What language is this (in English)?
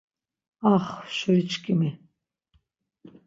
Laz